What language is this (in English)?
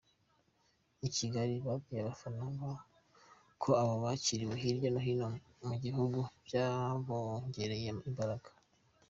Kinyarwanda